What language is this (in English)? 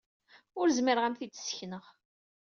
Kabyle